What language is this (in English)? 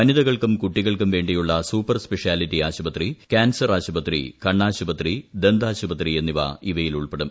Malayalam